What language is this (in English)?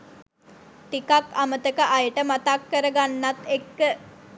Sinhala